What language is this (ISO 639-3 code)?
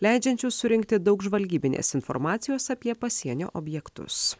lit